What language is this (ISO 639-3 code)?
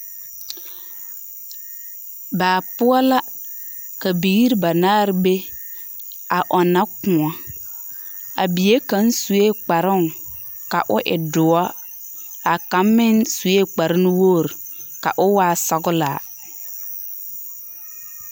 dga